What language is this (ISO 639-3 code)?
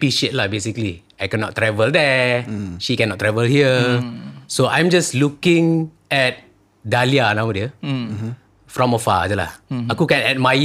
msa